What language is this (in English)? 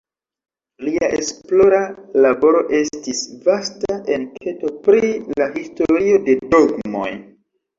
Esperanto